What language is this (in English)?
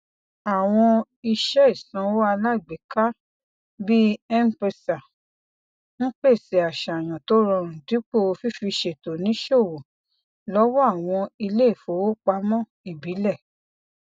Yoruba